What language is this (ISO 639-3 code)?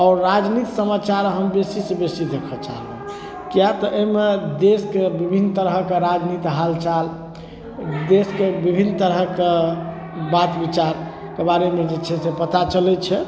mai